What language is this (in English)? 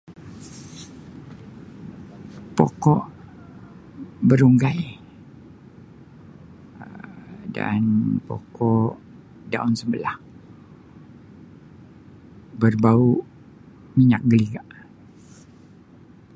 Sabah Malay